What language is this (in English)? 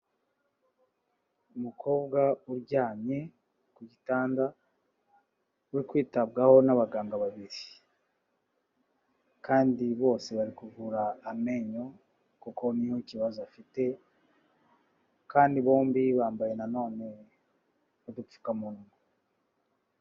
Kinyarwanda